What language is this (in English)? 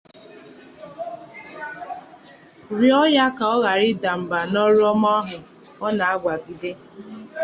Igbo